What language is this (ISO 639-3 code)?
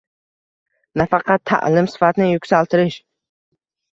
uzb